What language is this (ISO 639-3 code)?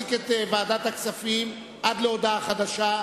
heb